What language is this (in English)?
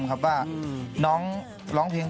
Thai